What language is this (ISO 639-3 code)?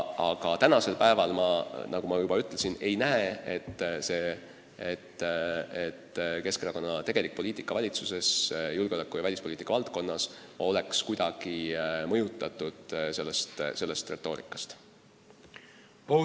est